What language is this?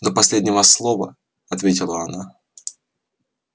Russian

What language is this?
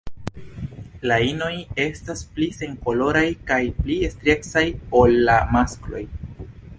Esperanto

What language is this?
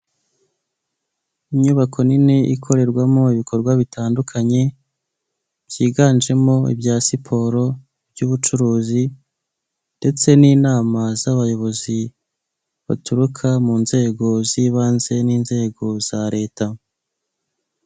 Kinyarwanda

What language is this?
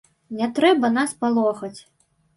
Belarusian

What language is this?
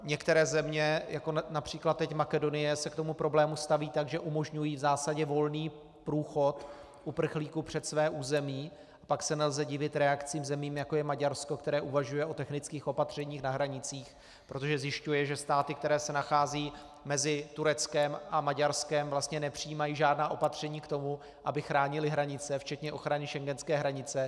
Czech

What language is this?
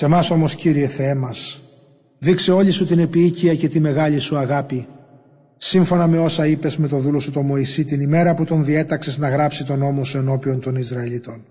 Greek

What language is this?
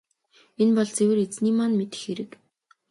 Mongolian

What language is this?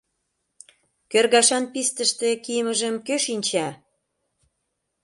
Mari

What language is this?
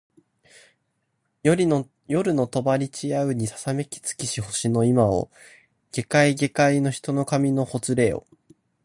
Japanese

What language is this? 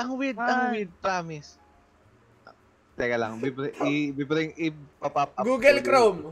Filipino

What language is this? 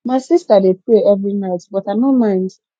Nigerian Pidgin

